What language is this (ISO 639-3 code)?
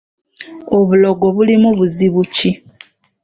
lug